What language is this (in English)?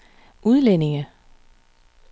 Danish